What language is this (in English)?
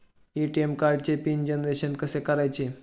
Marathi